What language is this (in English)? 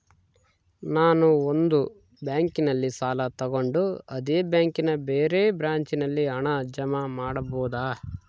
Kannada